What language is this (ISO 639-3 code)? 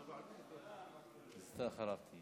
heb